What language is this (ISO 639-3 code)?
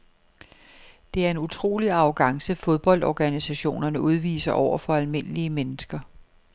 dan